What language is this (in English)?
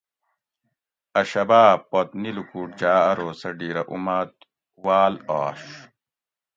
Gawri